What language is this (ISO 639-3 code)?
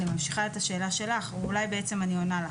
heb